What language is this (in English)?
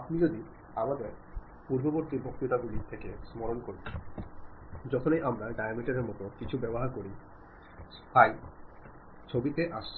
Bangla